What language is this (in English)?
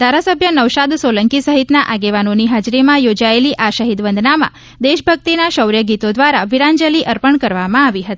Gujarati